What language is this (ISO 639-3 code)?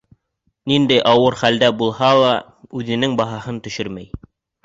bak